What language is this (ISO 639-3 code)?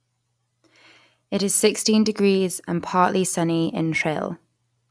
eng